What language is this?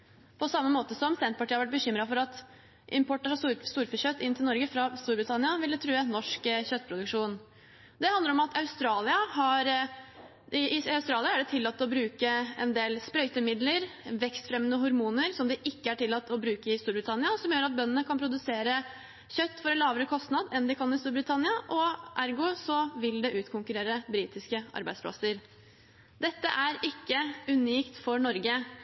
Norwegian Bokmål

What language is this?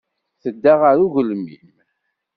Kabyle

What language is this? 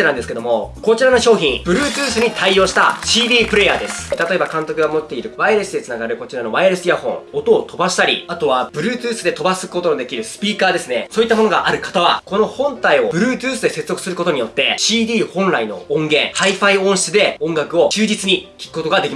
Japanese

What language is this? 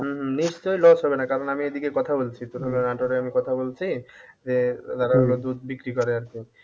Bangla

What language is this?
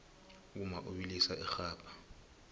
South Ndebele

